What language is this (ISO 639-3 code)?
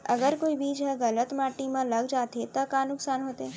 hne